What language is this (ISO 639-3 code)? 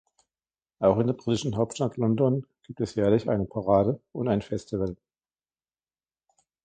deu